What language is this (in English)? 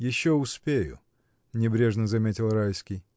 Russian